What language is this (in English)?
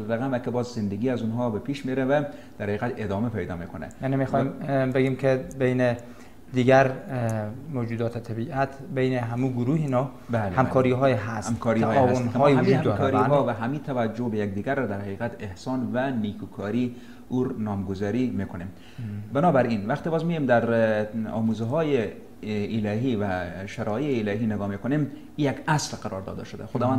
Persian